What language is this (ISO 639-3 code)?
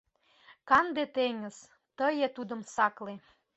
chm